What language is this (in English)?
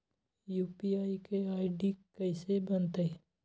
Magahi